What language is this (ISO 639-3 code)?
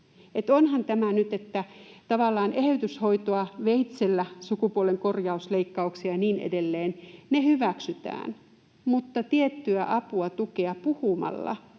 fin